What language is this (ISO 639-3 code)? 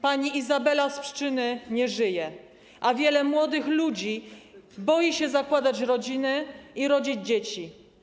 pol